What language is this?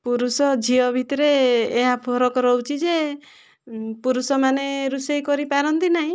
Odia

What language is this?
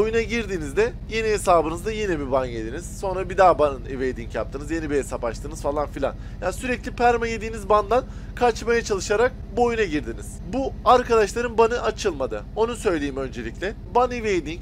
Turkish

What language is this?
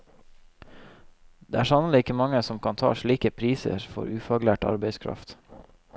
Norwegian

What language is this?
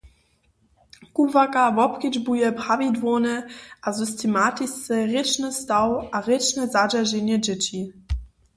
Upper Sorbian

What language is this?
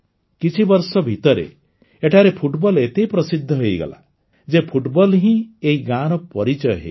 Odia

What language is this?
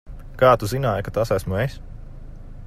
Latvian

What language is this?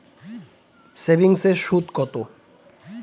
Bangla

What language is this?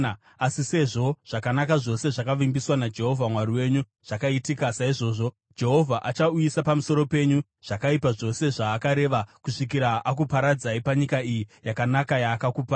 Shona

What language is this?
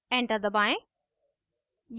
Hindi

